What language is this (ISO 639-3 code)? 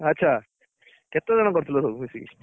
ori